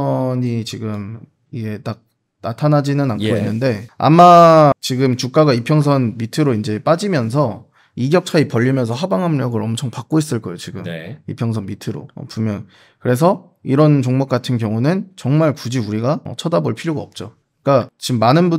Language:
Korean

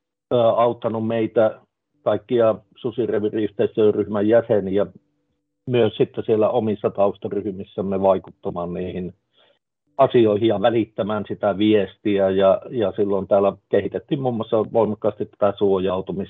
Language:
Finnish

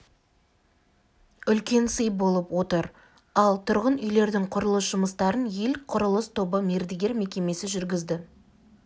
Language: Kazakh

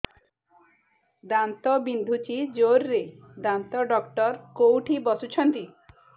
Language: Odia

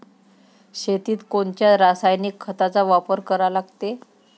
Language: Marathi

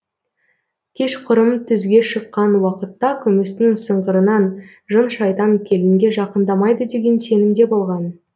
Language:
Kazakh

